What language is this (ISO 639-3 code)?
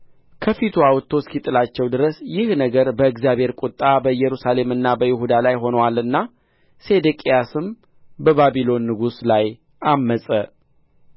amh